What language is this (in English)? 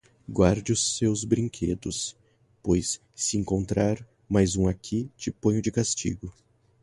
Portuguese